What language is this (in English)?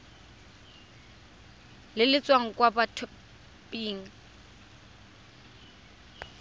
Tswana